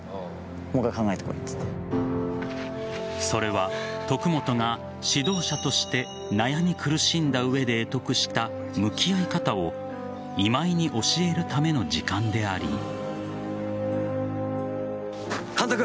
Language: Japanese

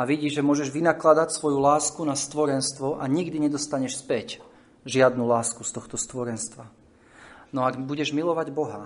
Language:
Slovak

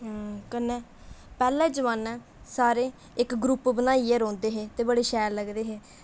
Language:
Dogri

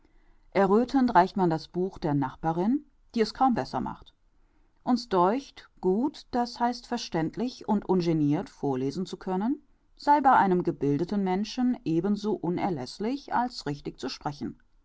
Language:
German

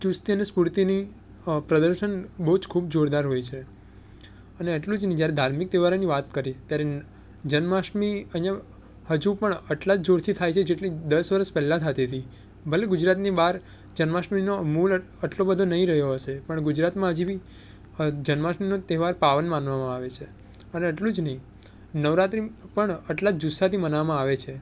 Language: Gujarati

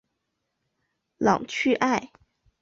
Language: Chinese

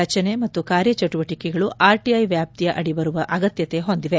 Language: Kannada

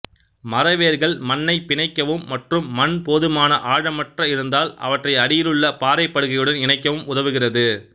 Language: Tamil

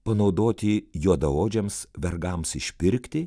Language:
Lithuanian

